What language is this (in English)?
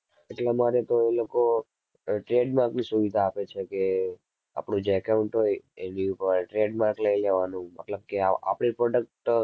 Gujarati